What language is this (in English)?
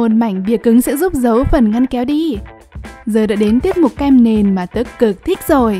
Vietnamese